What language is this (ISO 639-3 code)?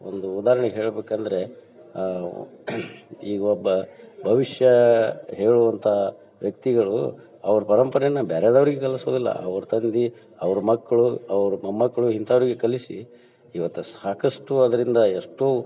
kan